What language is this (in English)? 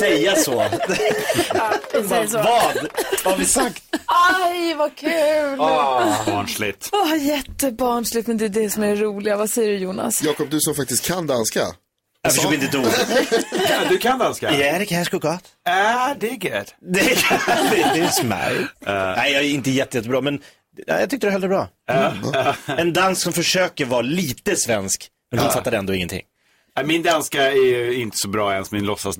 Swedish